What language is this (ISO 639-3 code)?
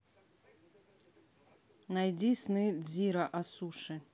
rus